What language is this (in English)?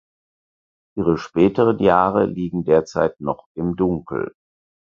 German